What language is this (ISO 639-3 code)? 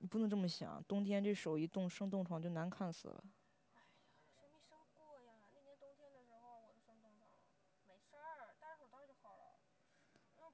zho